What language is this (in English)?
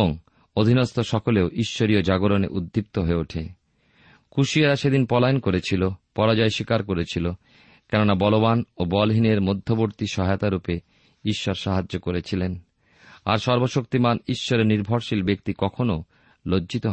Bangla